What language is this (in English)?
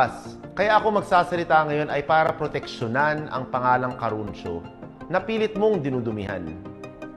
Filipino